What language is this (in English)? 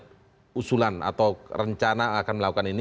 Indonesian